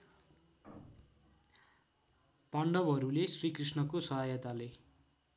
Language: Nepali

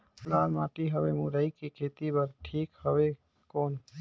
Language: Chhattisgarhi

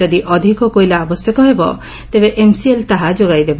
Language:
Odia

